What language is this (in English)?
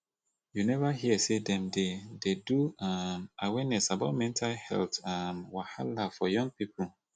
Nigerian Pidgin